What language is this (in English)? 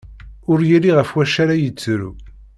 Kabyle